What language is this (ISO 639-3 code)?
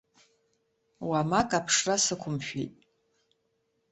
abk